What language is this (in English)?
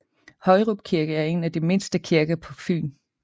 Danish